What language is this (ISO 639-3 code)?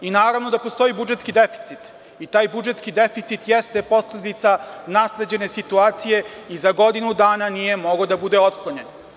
srp